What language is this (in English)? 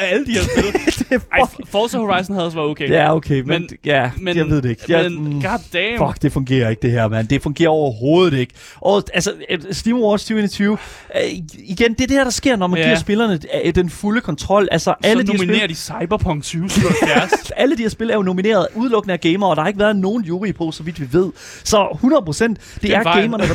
Danish